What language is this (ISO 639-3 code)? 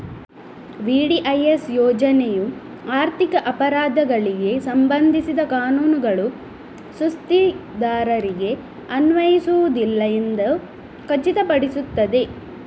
kan